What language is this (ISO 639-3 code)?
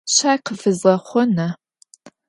ady